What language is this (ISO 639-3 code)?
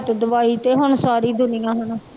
pan